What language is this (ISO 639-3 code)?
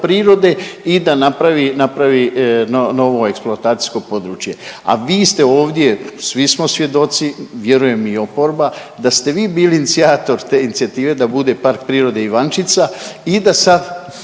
hrv